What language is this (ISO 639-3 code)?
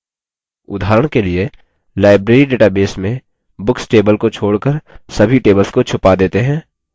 hin